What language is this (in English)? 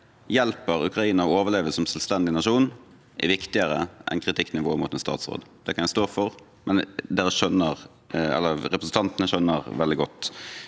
Norwegian